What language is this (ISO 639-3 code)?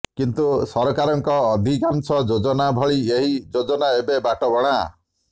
ori